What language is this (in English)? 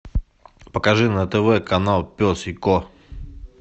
Russian